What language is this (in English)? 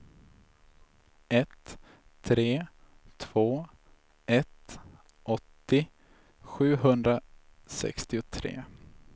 Swedish